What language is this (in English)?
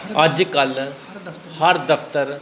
Punjabi